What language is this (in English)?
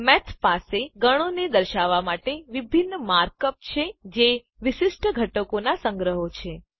Gujarati